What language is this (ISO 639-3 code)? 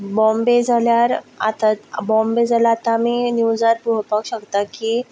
kok